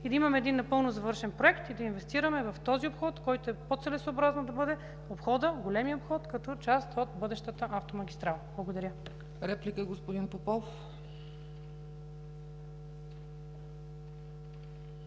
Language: Bulgarian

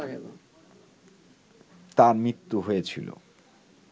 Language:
Bangla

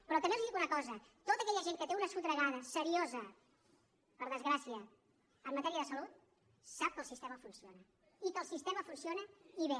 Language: Catalan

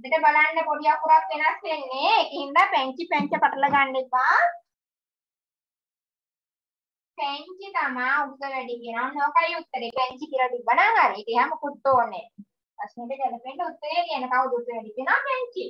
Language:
Indonesian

